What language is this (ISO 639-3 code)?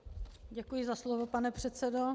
ces